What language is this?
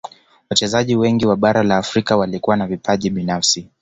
Swahili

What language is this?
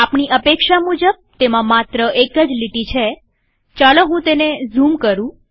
Gujarati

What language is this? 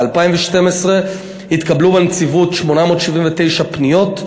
Hebrew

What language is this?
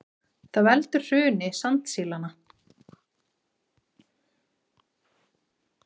Icelandic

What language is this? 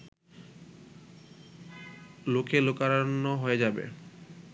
Bangla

